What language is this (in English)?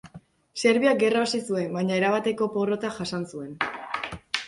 Basque